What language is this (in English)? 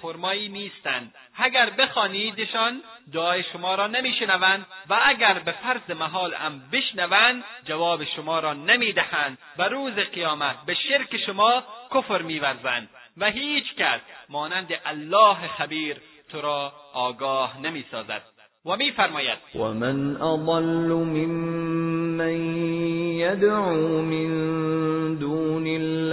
Persian